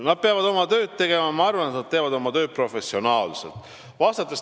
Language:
Estonian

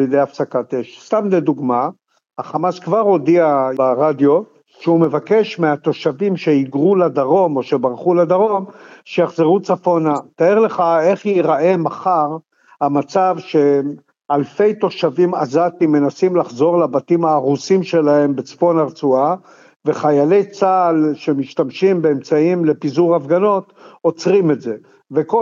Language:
Hebrew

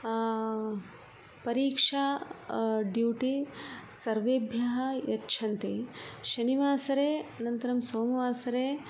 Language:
Sanskrit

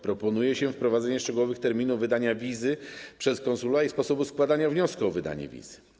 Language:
Polish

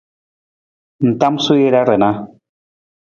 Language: Nawdm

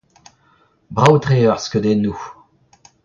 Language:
Breton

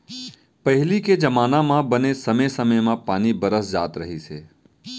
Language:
Chhattisgarhi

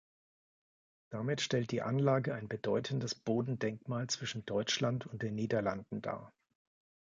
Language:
German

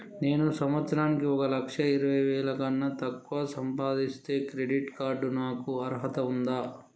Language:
Telugu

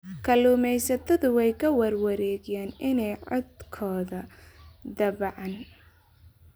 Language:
Somali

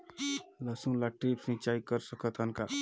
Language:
Chhattisgarhi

